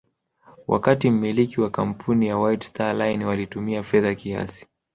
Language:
Swahili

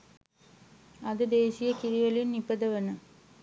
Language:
Sinhala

